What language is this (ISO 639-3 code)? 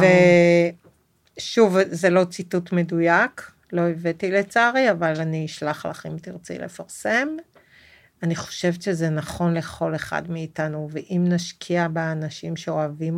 heb